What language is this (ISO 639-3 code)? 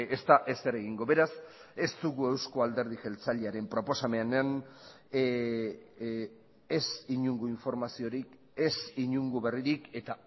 eus